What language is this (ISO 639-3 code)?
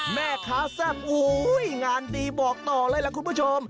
tha